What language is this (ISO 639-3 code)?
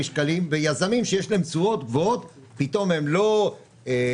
heb